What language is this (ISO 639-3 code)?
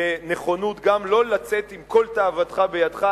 heb